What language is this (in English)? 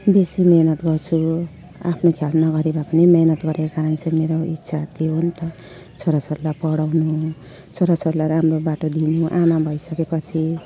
Nepali